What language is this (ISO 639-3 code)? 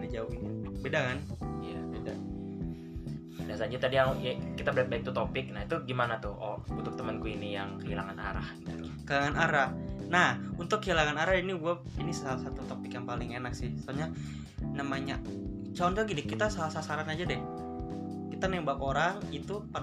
ind